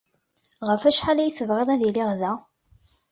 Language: Kabyle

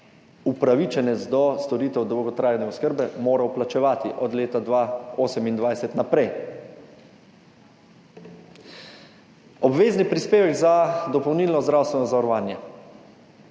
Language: Slovenian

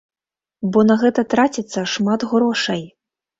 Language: Belarusian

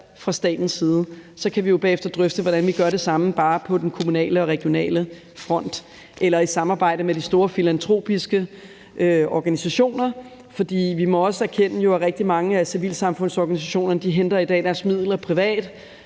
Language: Danish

